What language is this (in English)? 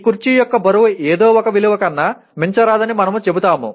Telugu